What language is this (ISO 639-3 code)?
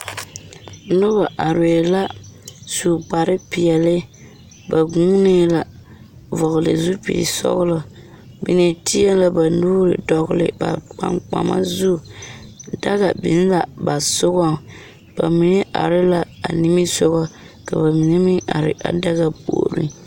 dga